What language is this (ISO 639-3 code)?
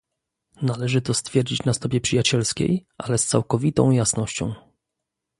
pol